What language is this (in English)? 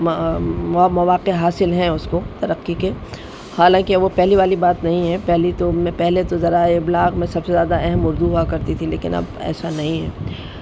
Urdu